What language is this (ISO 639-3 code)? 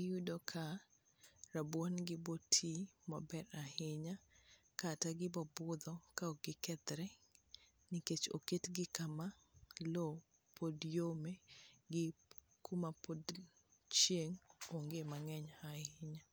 luo